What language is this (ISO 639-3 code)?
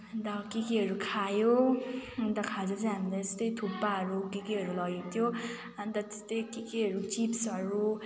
nep